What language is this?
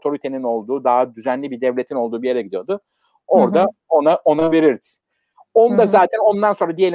Turkish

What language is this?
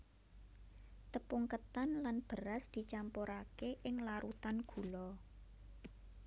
Javanese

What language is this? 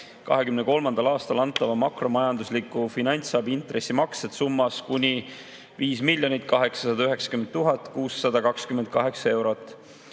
Estonian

